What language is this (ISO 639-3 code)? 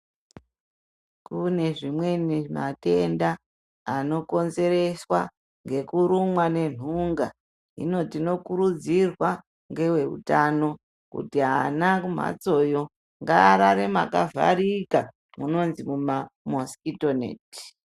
ndc